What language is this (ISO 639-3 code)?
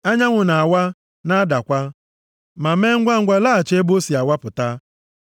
ibo